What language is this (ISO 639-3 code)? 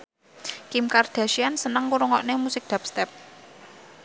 jav